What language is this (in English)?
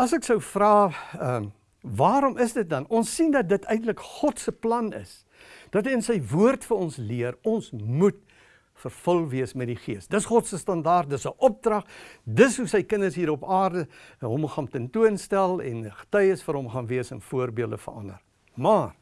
Dutch